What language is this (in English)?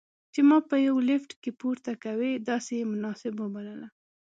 Pashto